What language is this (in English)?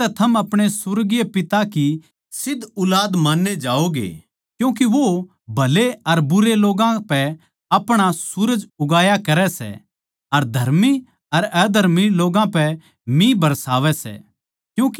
Haryanvi